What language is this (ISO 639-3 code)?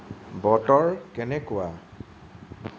asm